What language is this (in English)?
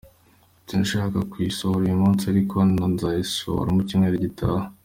Kinyarwanda